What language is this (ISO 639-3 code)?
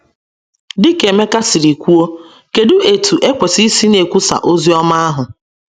ibo